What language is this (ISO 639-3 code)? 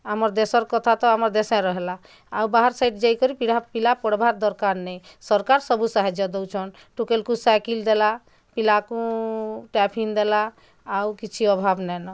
ori